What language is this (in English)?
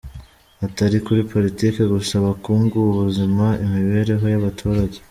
Kinyarwanda